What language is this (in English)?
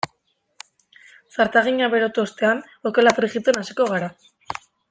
Basque